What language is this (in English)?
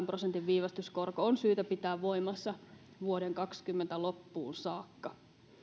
Finnish